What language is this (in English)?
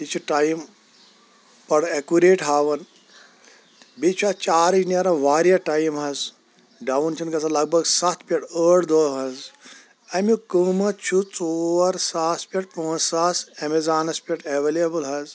Kashmiri